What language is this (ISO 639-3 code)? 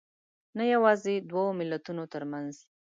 pus